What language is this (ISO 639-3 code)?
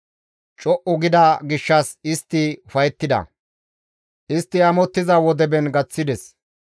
gmv